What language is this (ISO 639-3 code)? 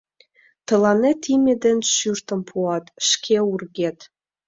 chm